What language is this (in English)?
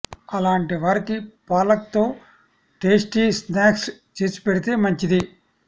Telugu